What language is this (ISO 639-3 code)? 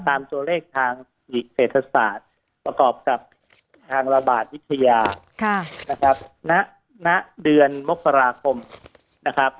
tha